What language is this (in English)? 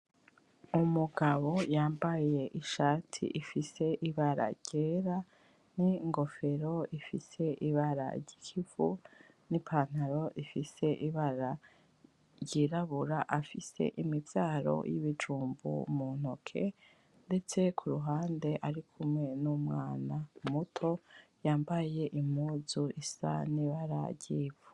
Rundi